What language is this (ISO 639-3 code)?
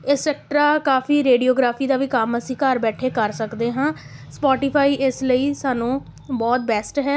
pan